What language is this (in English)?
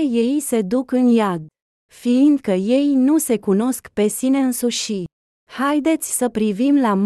Romanian